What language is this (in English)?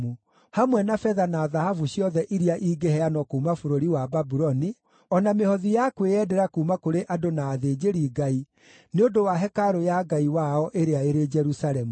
Kikuyu